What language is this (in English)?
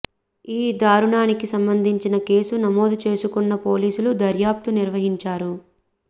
Telugu